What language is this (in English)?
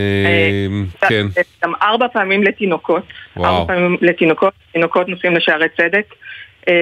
Hebrew